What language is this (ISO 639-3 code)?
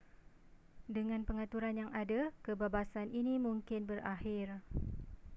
msa